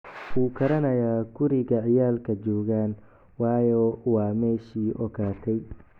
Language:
Somali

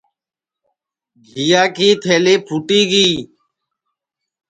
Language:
Sansi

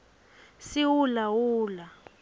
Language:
Swati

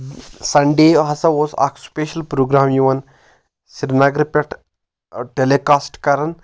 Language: Kashmiri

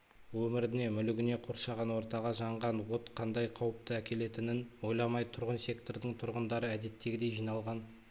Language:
Kazakh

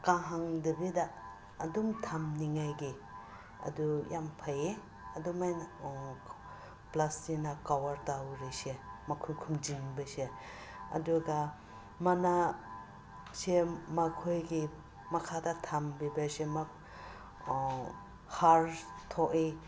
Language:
Manipuri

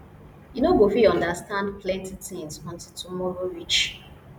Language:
Nigerian Pidgin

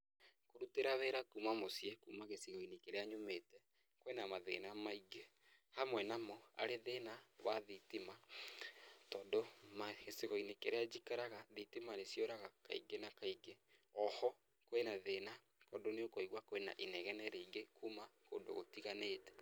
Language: Kikuyu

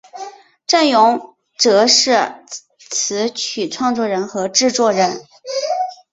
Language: Chinese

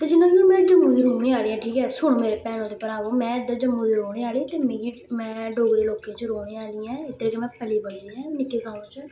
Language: Dogri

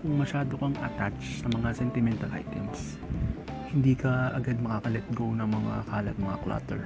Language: Filipino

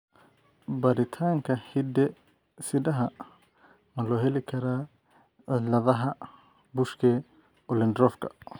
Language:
Somali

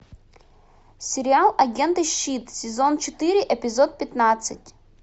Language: Russian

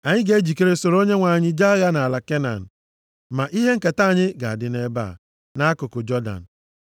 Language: Igbo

